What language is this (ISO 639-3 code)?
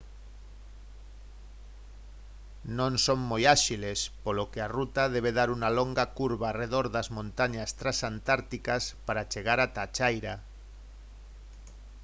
glg